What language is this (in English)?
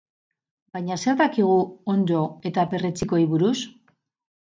Basque